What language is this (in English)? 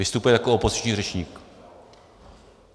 Czech